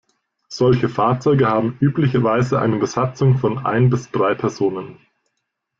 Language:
German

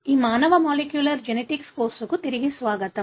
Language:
Telugu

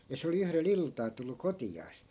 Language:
Finnish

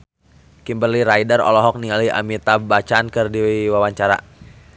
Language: Sundanese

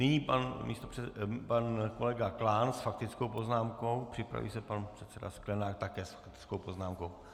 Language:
Czech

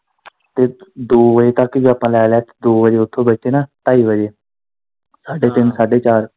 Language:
Punjabi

